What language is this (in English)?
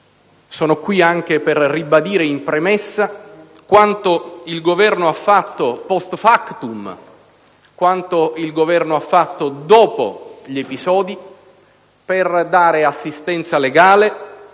Italian